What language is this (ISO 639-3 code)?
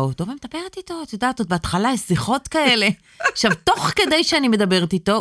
heb